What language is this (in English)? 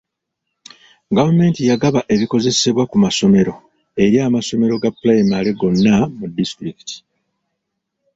Ganda